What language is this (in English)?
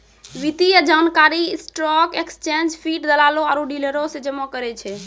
Maithili